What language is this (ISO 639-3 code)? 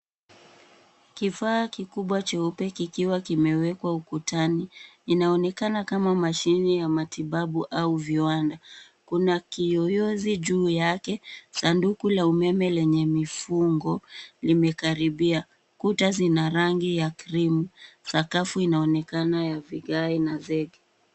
swa